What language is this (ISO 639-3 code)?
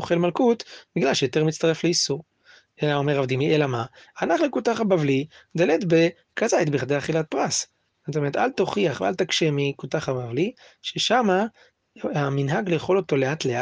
heb